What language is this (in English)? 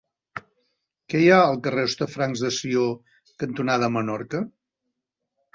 Catalan